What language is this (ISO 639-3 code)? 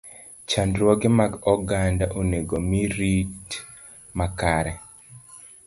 luo